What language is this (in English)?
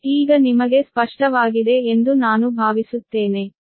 Kannada